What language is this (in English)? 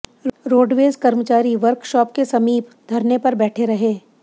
Hindi